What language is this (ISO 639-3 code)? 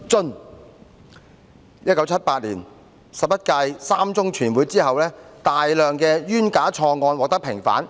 yue